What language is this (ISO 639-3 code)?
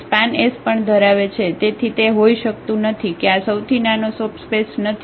guj